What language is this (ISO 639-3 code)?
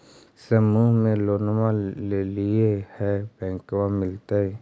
mag